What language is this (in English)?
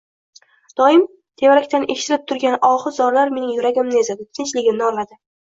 Uzbek